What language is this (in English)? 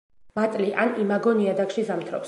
Georgian